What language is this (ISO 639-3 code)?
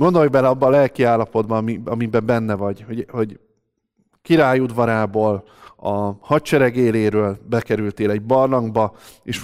hun